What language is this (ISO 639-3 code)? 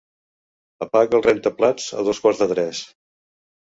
cat